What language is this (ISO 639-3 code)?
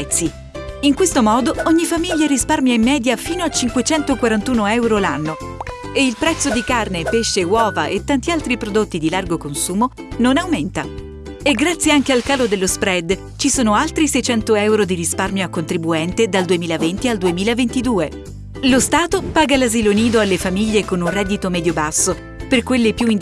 ita